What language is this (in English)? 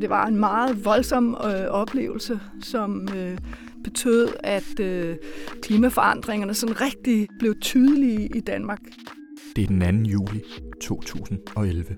Danish